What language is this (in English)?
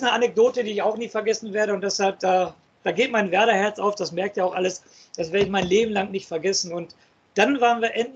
German